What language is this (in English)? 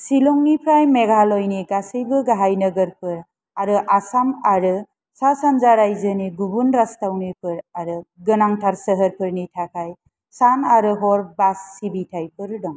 Bodo